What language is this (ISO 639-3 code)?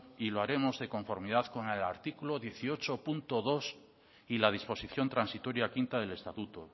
spa